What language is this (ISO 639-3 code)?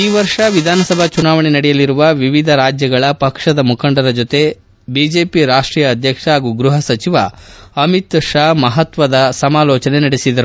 kan